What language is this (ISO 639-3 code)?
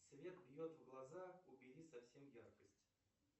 rus